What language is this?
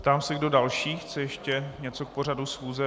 Czech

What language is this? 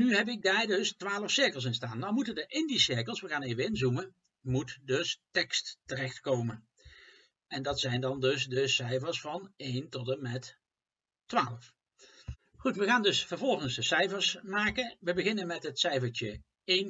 Dutch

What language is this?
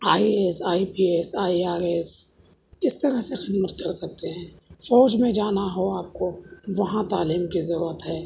Urdu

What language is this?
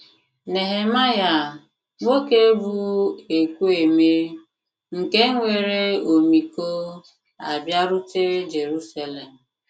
Igbo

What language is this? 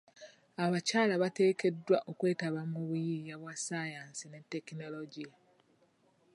Ganda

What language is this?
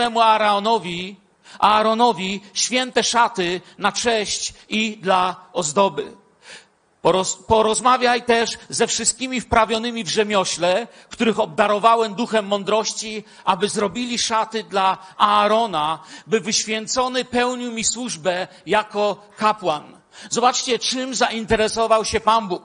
Polish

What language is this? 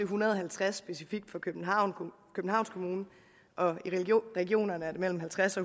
Danish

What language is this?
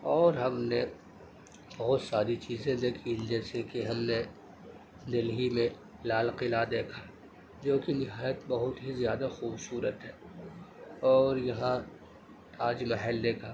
Urdu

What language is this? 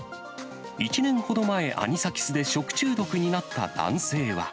Japanese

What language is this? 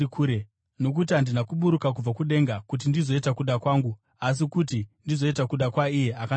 Shona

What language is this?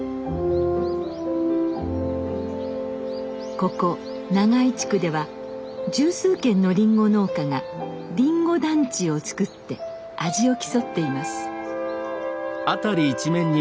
Japanese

